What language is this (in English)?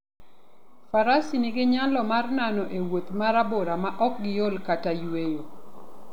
Luo (Kenya and Tanzania)